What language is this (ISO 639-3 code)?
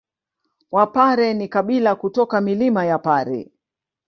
swa